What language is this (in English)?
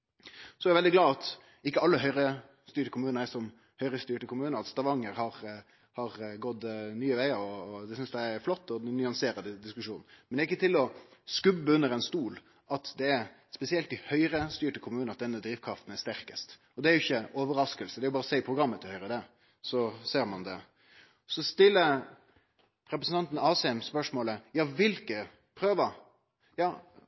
Norwegian Nynorsk